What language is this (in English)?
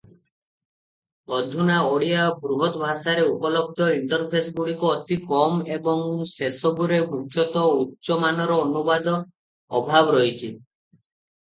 Odia